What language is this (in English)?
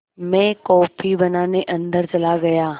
Hindi